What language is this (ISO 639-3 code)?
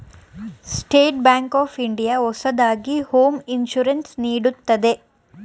kan